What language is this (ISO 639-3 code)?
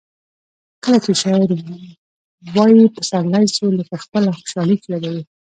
pus